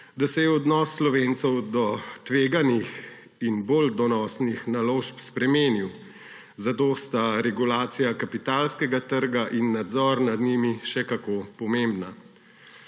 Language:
Slovenian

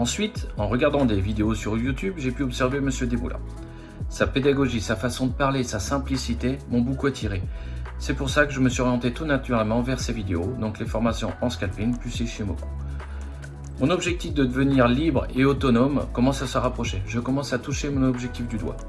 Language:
French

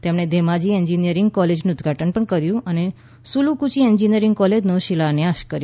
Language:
Gujarati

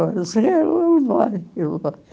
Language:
Portuguese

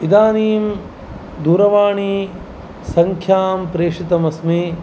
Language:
Sanskrit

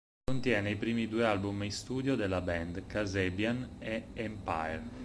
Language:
Italian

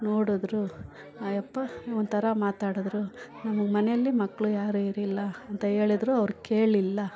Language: Kannada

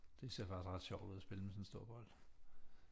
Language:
Danish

